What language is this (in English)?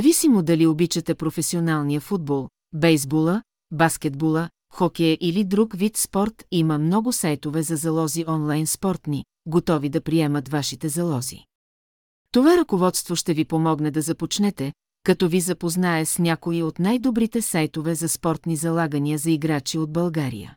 Bulgarian